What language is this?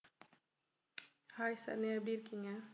Tamil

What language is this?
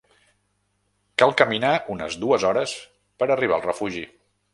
Catalan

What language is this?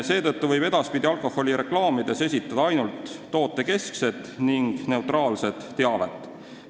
Estonian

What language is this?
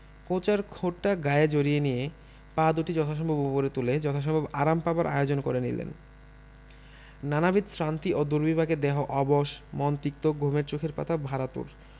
Bangla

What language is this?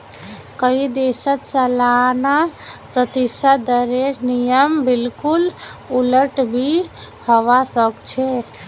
Magahi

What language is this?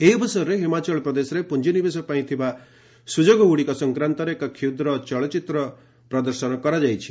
Odia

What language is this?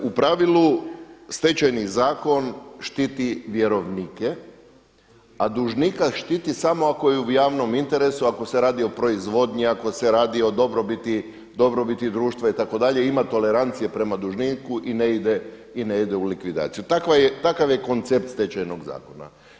Croatian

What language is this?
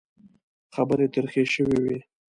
Pashto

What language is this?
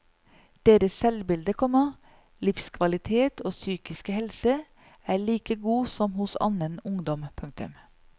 Norwegian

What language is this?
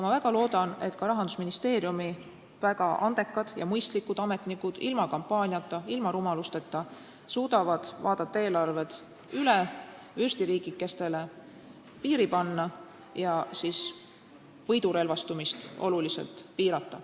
Estonian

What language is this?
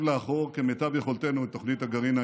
Hebrew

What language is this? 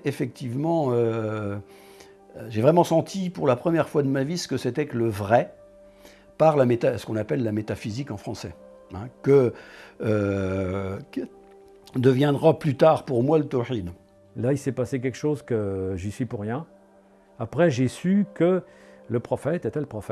French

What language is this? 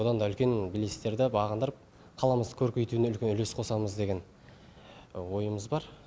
Kazakh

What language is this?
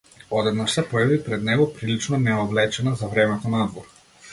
Macedonian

